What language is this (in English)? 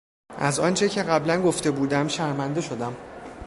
Persian